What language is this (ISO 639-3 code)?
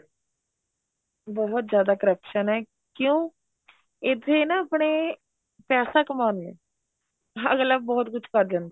pan